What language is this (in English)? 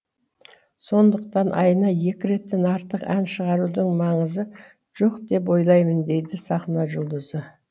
Kazakh